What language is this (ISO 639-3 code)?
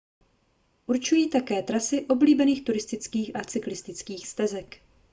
ces